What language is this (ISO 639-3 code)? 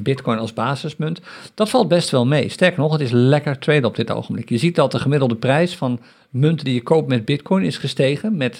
nld